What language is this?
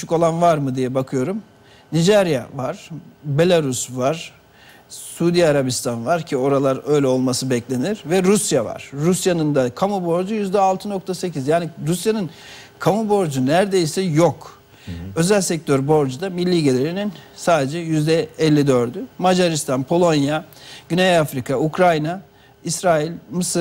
Turkish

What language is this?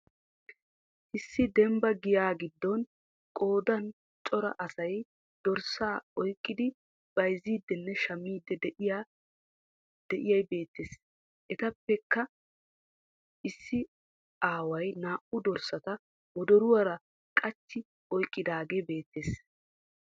Wolaytta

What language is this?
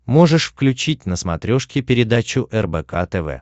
Russian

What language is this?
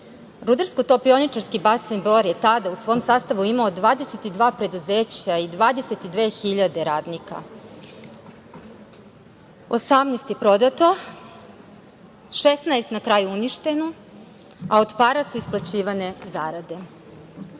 Serbian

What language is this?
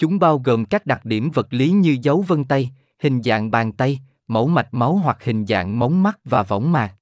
Vietnamese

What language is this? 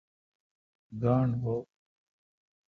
Kalkoti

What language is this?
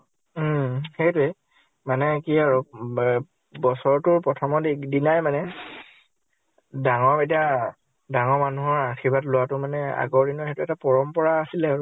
Assamese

